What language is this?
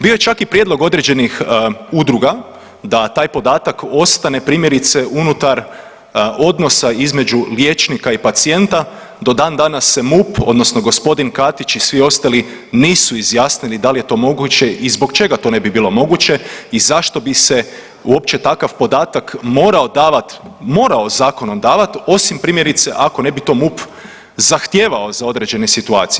Croatian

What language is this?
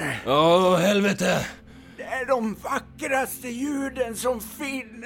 Swedish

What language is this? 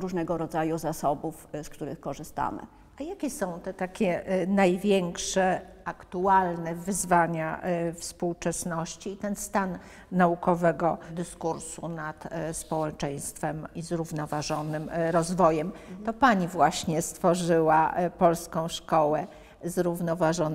Polish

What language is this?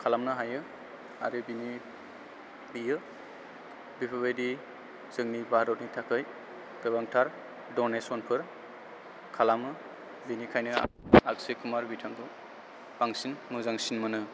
Bodo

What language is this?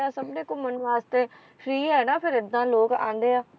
Punjabi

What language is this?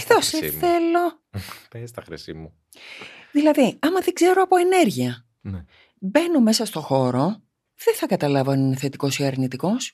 Greek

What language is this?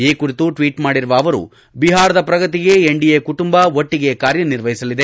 Kannada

